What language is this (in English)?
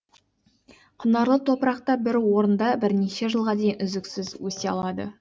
Kazakh